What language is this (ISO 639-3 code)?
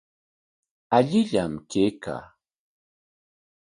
qwa